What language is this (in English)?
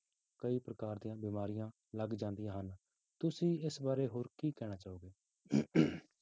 Punjabi